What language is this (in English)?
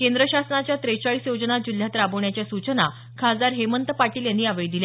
Marathi